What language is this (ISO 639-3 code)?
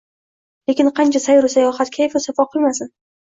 uzb